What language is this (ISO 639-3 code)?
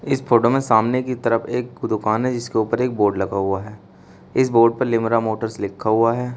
hin